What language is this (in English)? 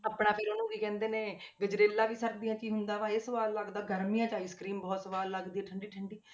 Punjabi